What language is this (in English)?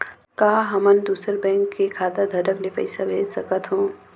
Chhattisgarhi